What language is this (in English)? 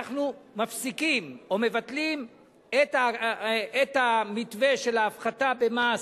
Hebrew